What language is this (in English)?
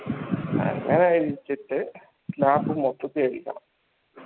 Malayalam